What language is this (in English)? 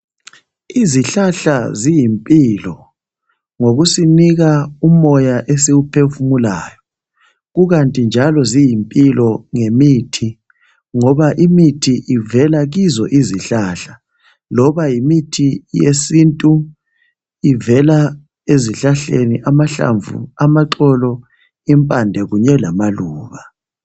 North Ndebele